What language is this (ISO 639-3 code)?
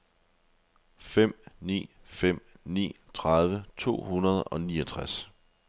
dan